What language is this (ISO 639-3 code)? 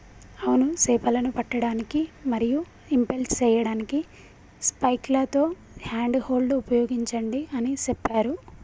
tel